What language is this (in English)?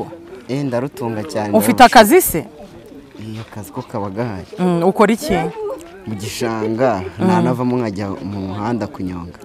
Romanian